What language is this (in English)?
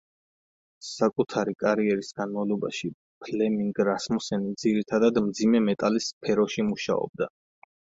Georgian